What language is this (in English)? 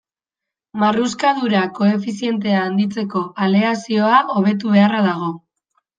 Basque